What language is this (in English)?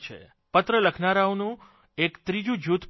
Gujarati